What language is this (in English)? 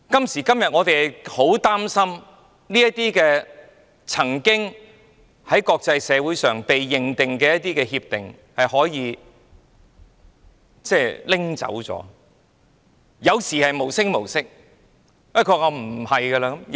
Cantonese